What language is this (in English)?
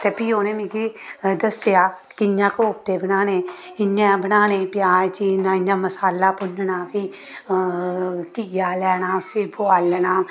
Dogri